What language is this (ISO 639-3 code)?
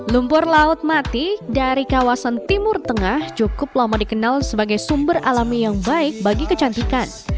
ind